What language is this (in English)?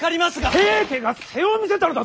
Japanese